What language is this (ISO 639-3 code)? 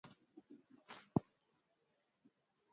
swa